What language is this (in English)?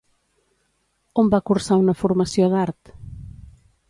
Catalan